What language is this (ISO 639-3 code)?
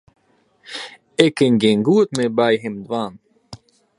fry